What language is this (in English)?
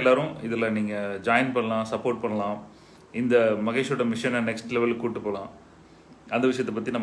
English